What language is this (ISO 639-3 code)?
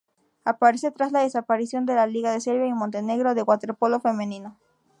spa